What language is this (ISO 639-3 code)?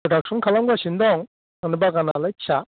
brx